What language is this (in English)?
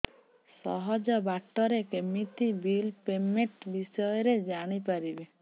Odia